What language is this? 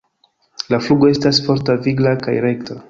Esperanto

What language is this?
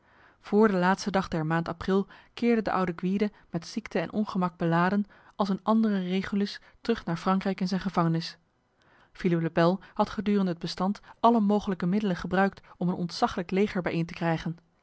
Dutch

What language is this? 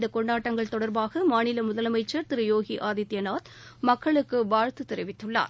Tamil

